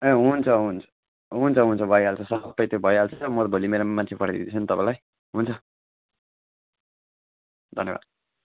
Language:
Nepali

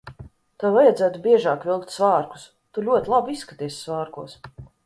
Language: Latvian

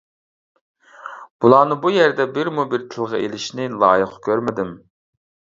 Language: Uyghur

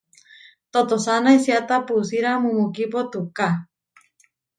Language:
Huarijio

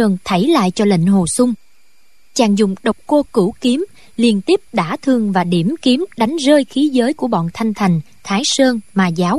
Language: Vietnamese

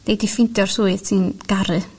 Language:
Welsh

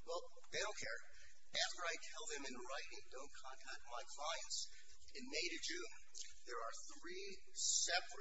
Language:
English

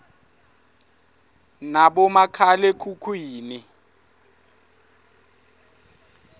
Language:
Swati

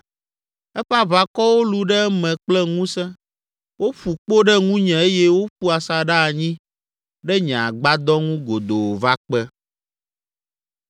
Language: Ewe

